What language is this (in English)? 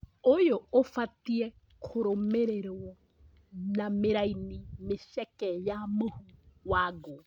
Kikuyu